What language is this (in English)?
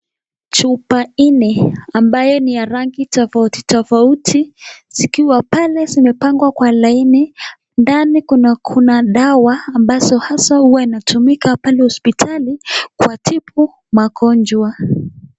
Swahili